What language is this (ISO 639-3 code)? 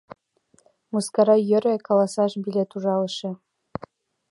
chm